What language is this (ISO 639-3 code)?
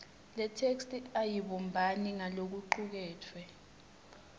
ssw